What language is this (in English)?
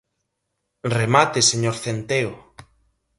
Galician